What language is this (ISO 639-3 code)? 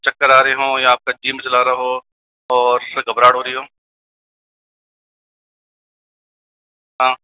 hin